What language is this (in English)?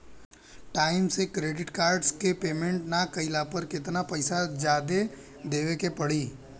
Bhojpuri